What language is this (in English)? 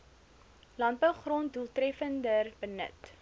Afrikaans